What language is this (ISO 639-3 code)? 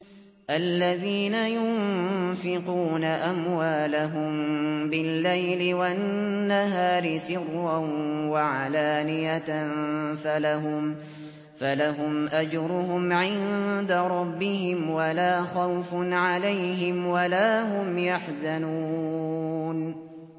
ara